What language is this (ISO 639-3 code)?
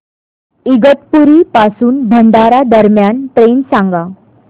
mar